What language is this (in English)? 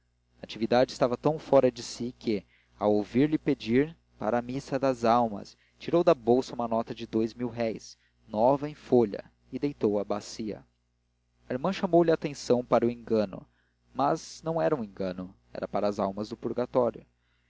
Portuguese